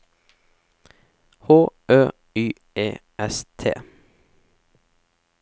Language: Norwegian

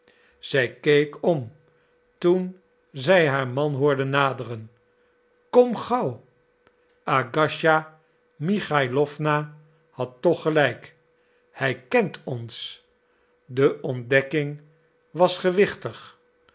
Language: Dutch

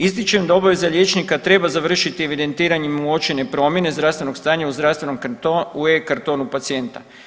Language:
Croatian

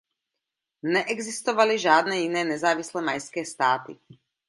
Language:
Czech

